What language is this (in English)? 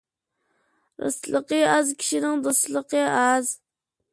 Uyghur